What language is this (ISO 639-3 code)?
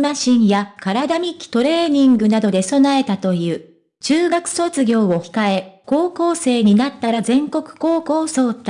jpn